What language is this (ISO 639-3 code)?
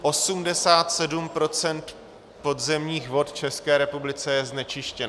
ces